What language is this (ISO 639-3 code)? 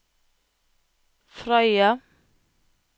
nor